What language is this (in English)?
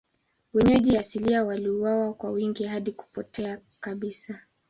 Swahili